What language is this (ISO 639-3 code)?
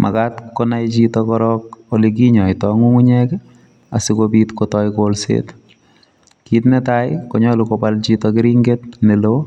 kln